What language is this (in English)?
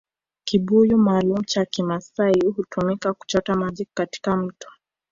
Swahili